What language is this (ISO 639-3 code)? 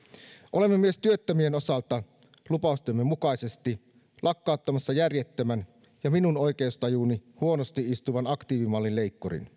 fin